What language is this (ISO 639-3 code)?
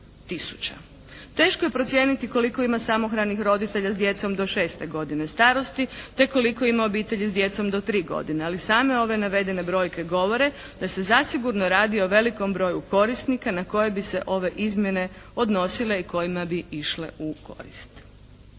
hrv